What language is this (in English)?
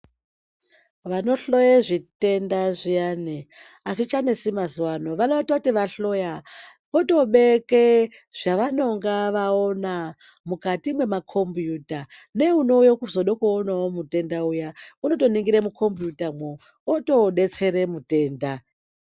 Ndau